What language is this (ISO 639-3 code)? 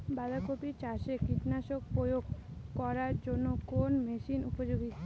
ben